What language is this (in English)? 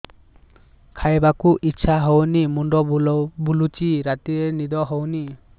Odia